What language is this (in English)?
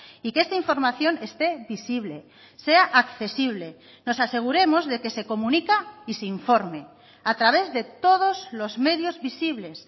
Spanish